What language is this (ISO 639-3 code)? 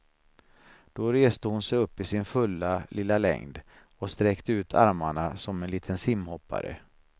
swe